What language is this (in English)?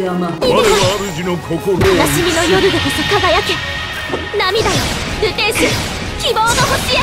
Japanese